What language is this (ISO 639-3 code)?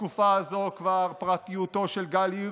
heb